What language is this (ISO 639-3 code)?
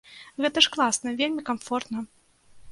bel